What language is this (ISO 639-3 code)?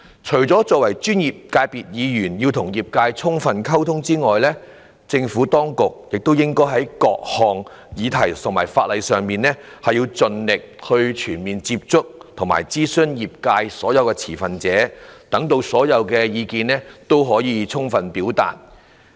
yue